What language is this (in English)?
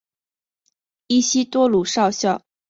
Chinese